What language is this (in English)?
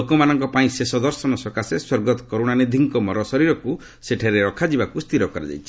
Odia